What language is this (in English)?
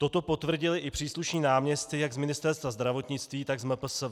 Czech